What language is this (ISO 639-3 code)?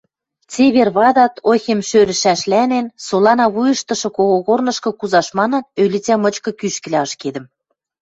mrj